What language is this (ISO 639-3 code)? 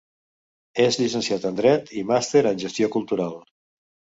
cat